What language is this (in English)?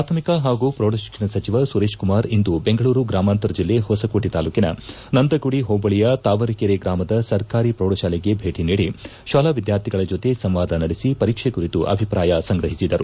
Kannada